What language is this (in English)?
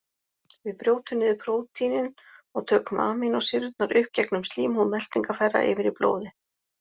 Icelandic